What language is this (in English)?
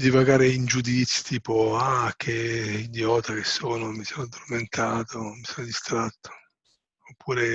Italian